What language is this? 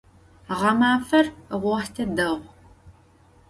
Adyghe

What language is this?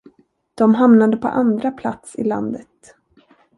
Swedish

